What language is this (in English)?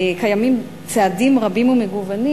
Hebrew